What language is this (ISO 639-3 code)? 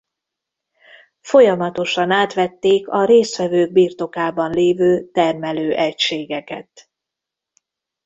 hun